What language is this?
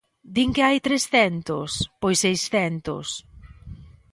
Galician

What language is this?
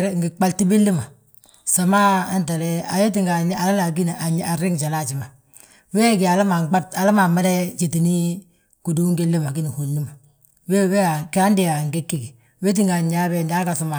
Balanta-Ganja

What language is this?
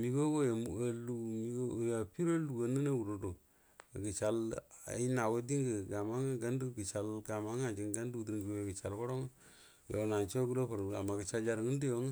Buduma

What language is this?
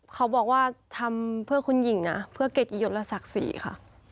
Thai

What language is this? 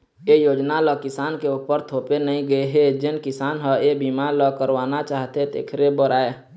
Chhattisgarhi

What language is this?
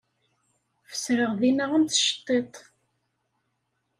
Kabyle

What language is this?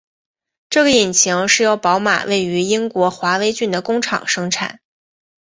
Chinese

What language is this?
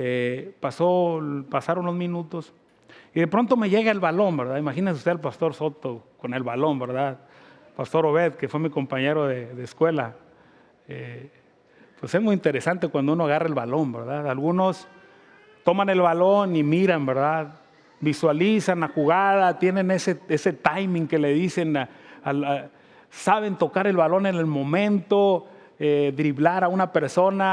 Spanish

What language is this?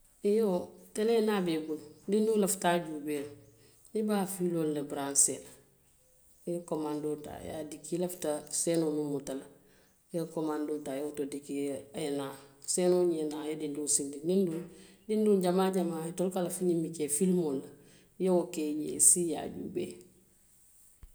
Western Maninkakan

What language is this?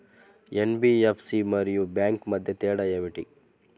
Telugu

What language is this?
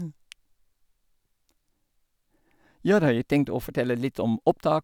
Norwegian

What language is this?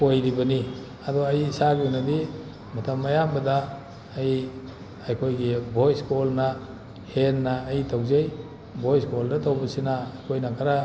Manipuri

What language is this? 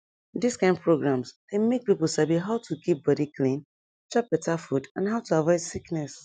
Nigerian Pidgin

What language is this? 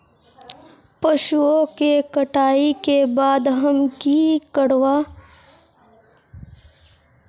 Magahi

